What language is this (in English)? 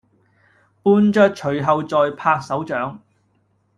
Cantonese